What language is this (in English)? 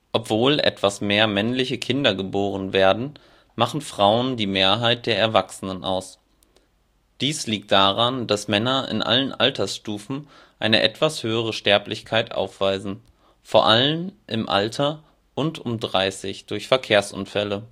German